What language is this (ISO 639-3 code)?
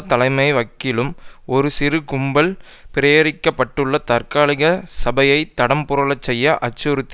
tam